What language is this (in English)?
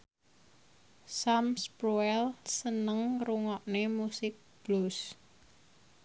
Javanese